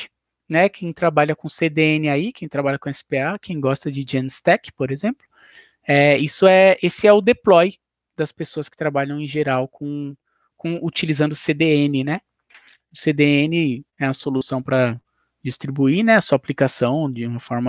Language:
Portuguese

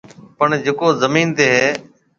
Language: Marwari (Pakistan)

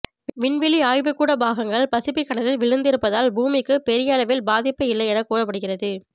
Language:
Tamil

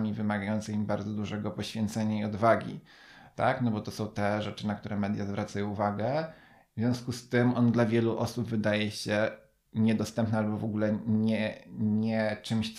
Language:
Polish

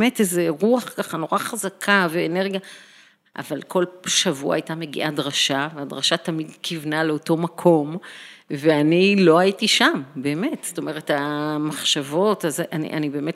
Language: Hebrew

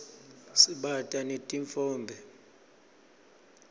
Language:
Swati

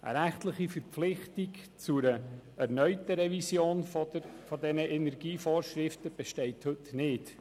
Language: Swiss German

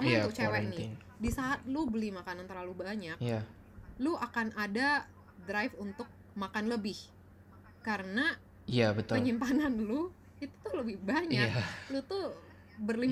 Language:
Indonesian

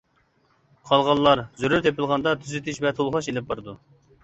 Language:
Uyghur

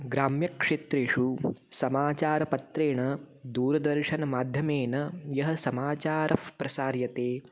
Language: Sanskrit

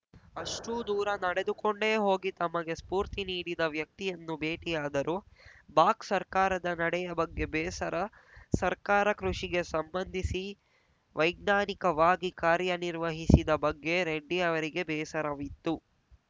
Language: Kannada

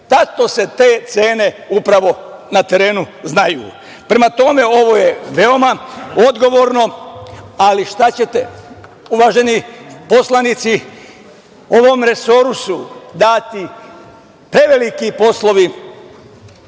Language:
Serbian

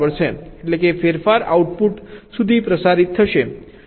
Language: Gujarati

